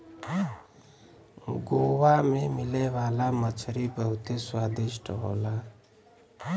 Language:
Bhojpuri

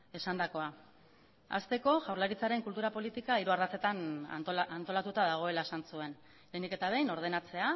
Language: Basque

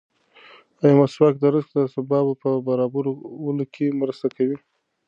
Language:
Pashto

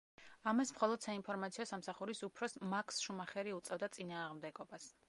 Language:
Georgian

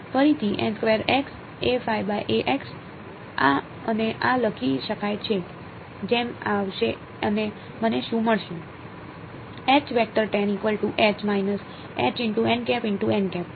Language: Gujarati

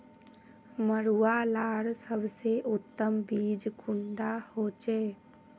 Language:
Magahi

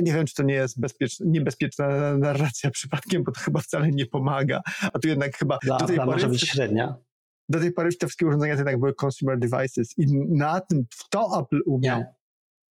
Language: Polish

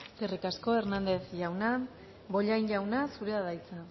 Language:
Basque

